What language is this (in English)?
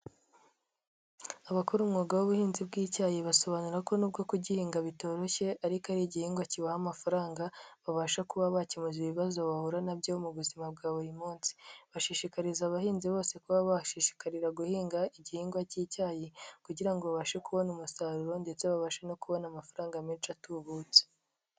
Kinyarwanda